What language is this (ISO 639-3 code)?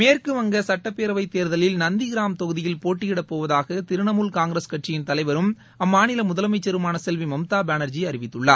tam